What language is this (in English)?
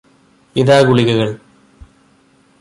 Malayalam